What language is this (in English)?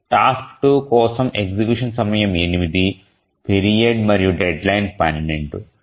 Telugu